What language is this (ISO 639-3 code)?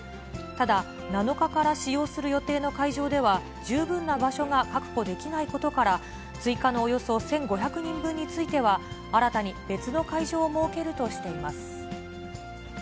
jpn